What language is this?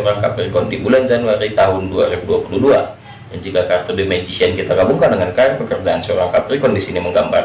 Indonesian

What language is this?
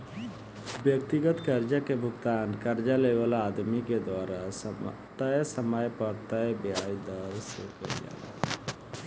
Bhojpuri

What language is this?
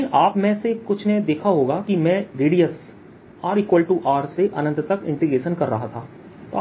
Hindi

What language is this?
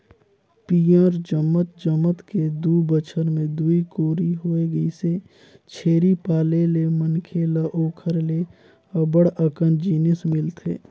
Chhattisgarhi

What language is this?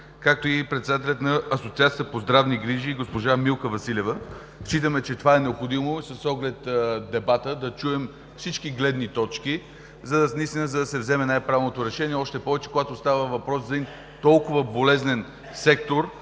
Bulgarian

